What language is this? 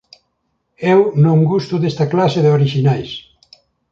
Galician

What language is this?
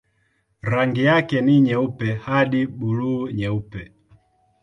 Swahili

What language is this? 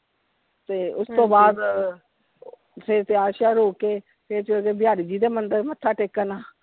Punjabi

